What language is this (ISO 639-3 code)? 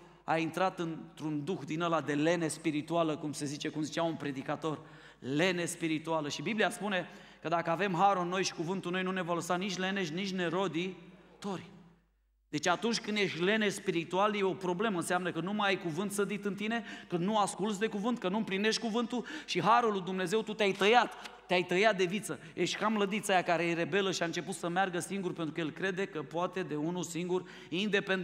ron